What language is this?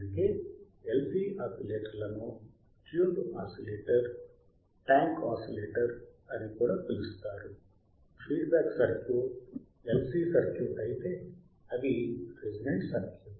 Telugu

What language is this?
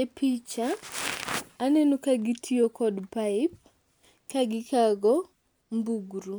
Luo (Kenya and Tanzania)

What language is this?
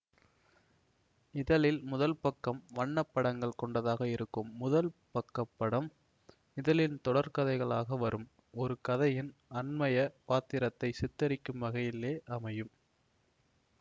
Tamil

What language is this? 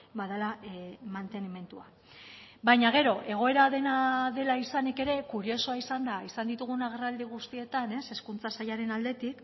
Basque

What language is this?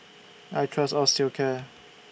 English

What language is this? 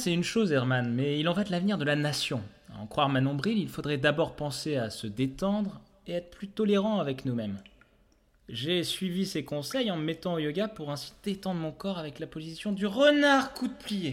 French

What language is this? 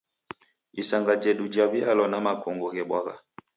Taita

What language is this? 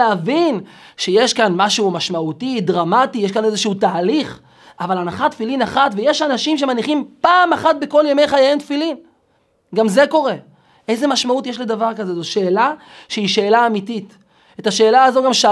Hebrew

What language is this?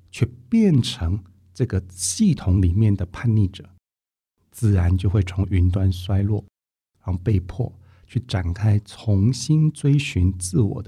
Chinese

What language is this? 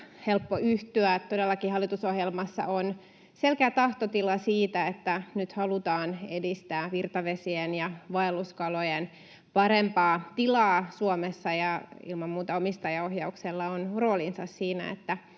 Finnish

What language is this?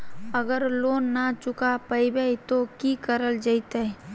Magahi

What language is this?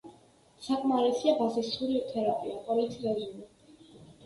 Georgian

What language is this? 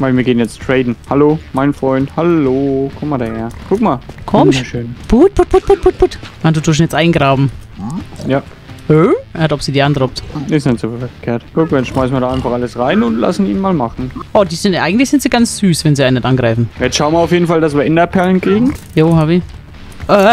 German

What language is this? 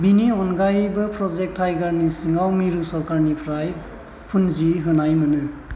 Bodo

